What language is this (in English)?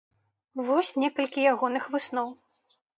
Belarusian